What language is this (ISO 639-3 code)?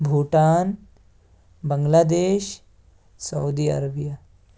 urd